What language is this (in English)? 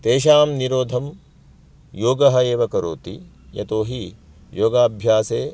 Sanskrit